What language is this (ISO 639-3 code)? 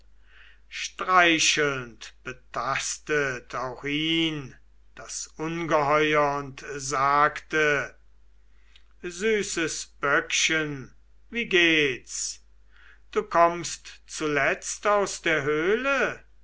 deu